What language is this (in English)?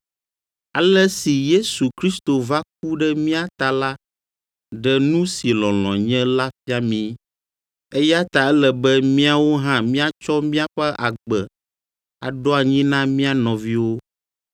Ewe